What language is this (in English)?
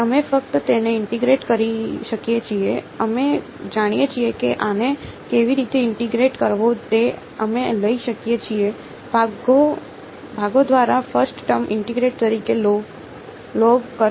Gujarati